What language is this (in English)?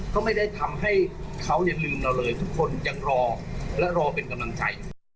Thai